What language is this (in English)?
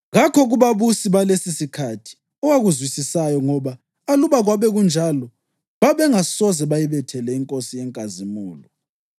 North Ndebele